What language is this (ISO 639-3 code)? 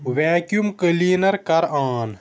kas